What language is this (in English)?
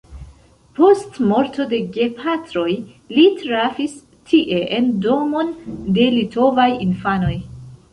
Esperanto